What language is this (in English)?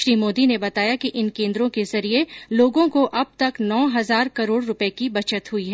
Hindi